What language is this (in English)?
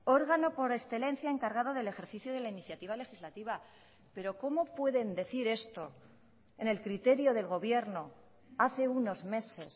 Spanish